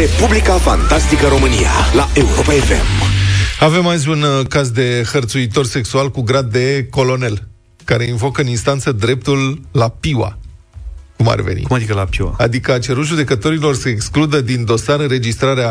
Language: Romanian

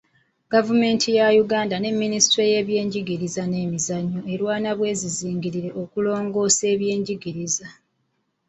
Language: Ganda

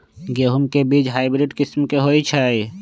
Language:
Magahi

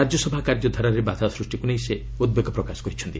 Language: Odia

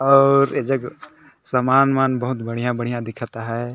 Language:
Sadri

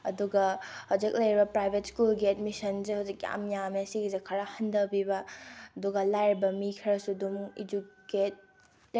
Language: Manipuri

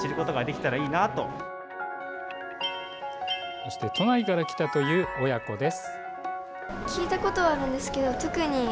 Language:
Japanese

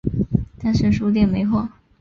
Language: Chinese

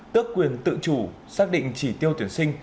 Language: Vietnamese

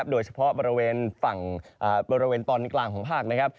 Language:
Thai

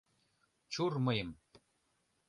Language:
Mari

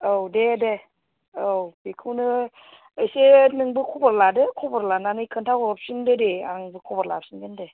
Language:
Bodo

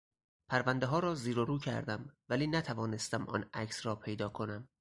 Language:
Persian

